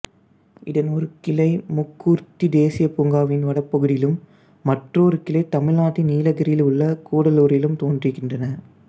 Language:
Tamil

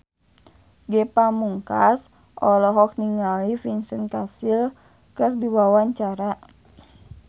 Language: Sundanese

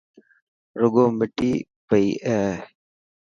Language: Dhatki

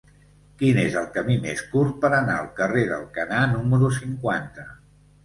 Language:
Catalan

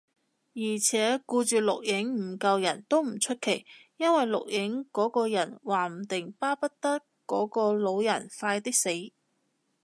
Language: Cantonese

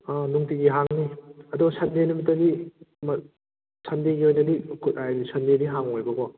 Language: Manipuri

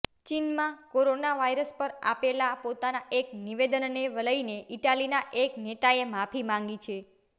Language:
Gujarati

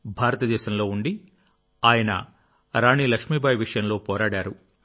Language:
Telugu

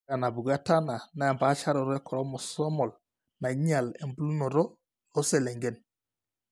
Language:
Masai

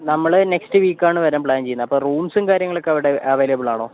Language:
Malayalam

